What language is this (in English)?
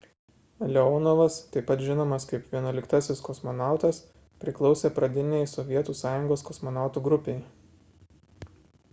Lithuanian